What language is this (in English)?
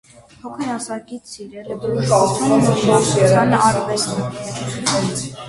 Armenian